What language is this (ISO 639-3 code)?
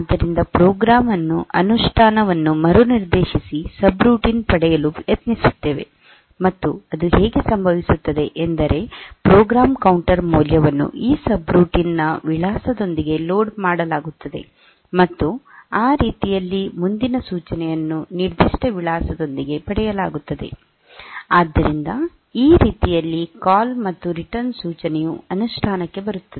kan